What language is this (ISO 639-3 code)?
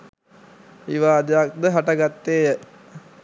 sin